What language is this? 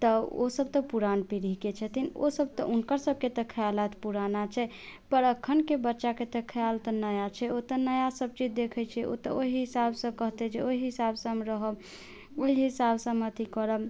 Maithili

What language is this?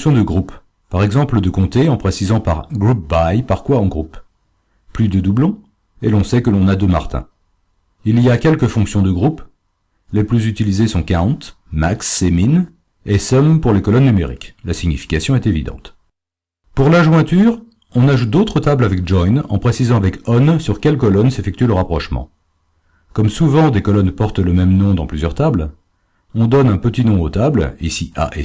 French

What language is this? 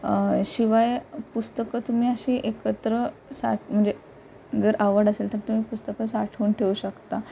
Marathi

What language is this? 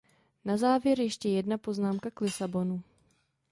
Czech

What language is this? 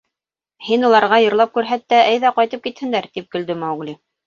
Bashkir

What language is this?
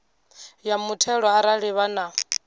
Venda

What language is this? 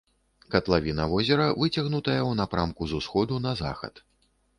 Belarusian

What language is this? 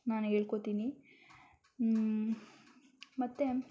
Kannada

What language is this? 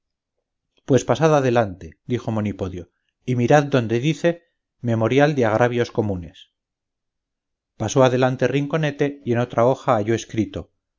Spanish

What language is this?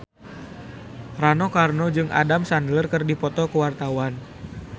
Sundanese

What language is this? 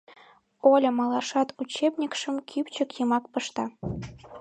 Mari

